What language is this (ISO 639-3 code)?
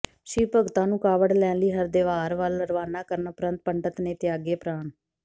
pan